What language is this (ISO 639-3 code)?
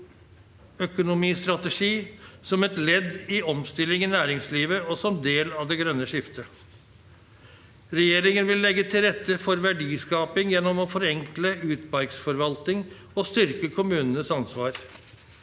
nor